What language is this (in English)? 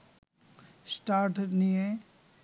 Bangla